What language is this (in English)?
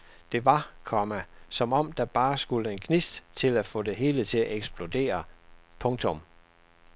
Danish